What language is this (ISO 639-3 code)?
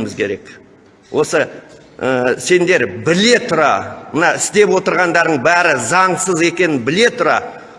tur